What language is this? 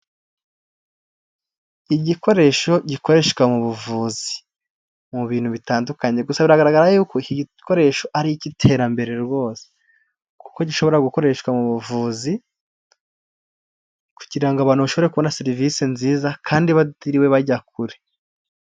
Kinyarwanda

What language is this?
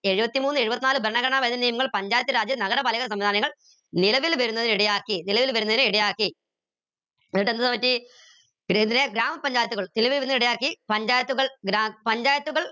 Malayalam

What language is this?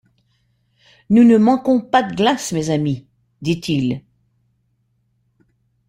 French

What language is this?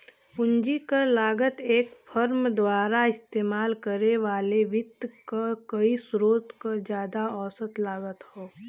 Bhojpuri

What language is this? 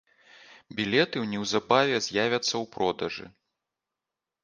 Belarusian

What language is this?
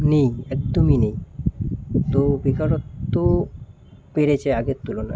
Bangla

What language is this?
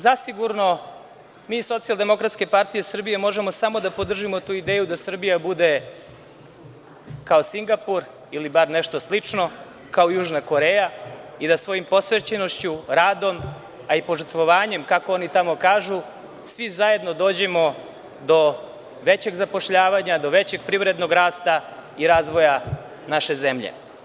Serbian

